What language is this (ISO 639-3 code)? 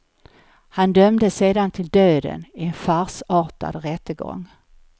swe